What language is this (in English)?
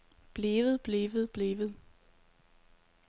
Danish